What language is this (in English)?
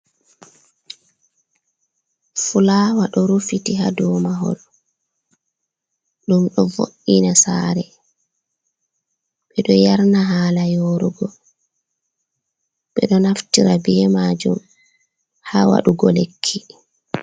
Fula